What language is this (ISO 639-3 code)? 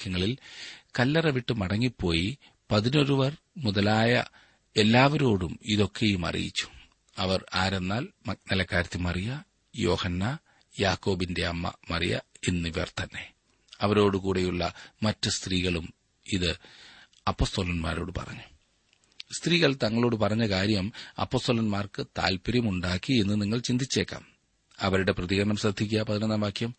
mal